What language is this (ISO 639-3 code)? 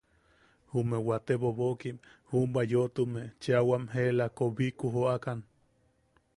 yaq